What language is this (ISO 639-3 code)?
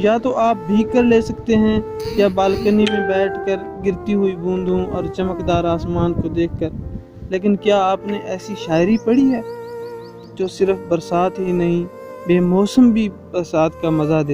urd